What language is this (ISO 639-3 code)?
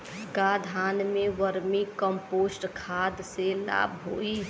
bho